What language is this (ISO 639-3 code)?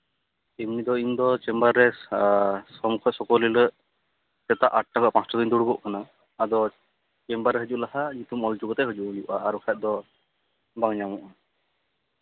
sat